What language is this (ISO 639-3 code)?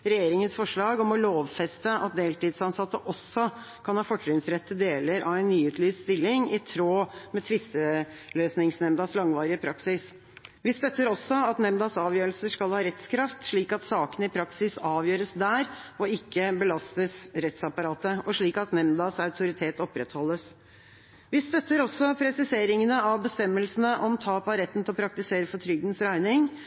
nob